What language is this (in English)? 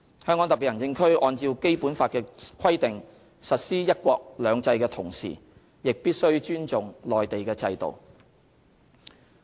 Cantonese